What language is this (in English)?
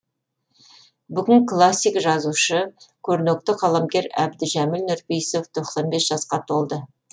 Kazakh